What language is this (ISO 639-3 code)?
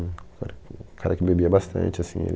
por